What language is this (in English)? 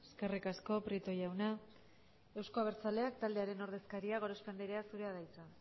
Basque